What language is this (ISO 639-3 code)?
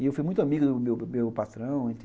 por